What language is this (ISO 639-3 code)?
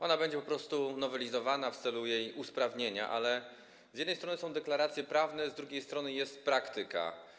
pol